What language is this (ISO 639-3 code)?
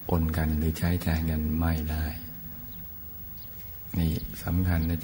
tha